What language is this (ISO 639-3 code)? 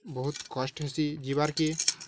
ori